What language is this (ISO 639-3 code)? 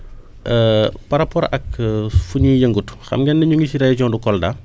wol